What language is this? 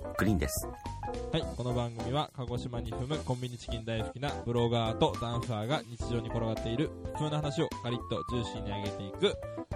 Japanese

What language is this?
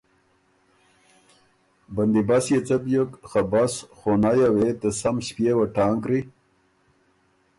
Ormuri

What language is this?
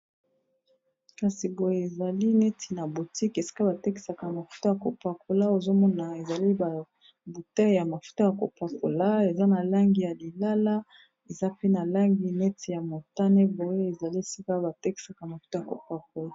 Lingala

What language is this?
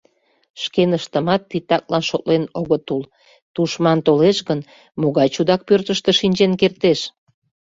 Mari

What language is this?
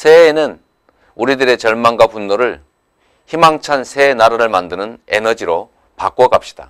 Korean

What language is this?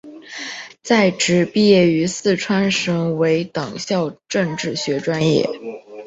Chinese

